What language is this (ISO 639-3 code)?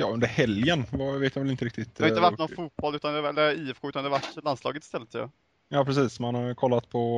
swe